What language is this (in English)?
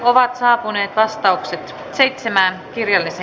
Finnish